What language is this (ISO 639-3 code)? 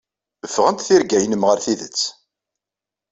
kab